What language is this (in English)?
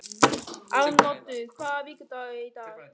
Icelandic